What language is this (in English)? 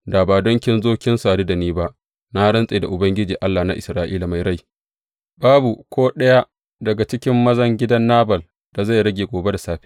Hausa